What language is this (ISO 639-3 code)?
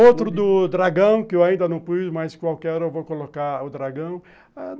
por